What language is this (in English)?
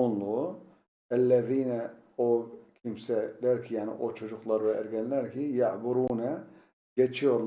Turkish